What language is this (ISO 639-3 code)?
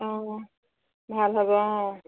asm